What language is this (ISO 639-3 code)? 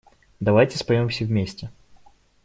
rus